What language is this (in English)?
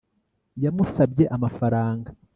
Kinyarwanda